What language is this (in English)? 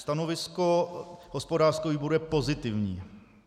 Czech